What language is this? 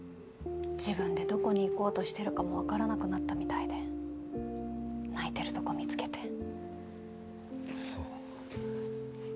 Japanese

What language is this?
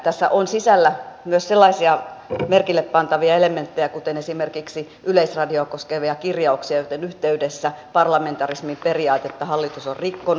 Finnish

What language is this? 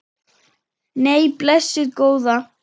Icelandic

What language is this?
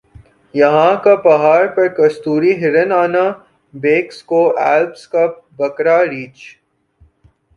Urdu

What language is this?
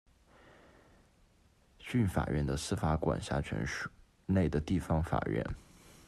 Chinese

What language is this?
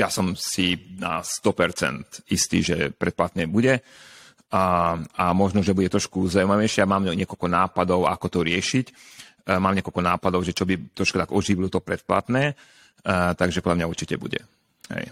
Slovak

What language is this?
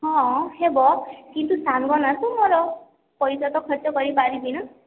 Odia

